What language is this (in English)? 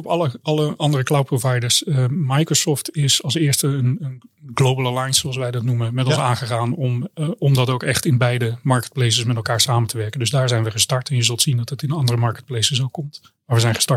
Dutch